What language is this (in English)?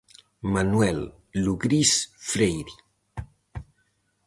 Galician